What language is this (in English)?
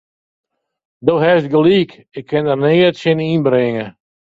Western Frisian